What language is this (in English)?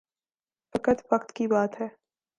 Urdu